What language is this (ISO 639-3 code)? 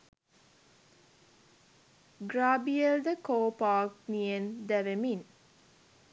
sin